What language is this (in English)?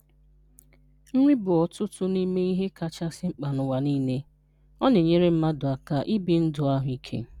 Igbo